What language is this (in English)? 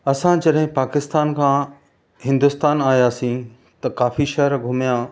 Sindhi